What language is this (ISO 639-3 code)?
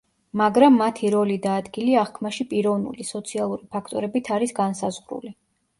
kat